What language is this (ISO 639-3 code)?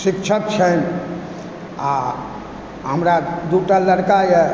mai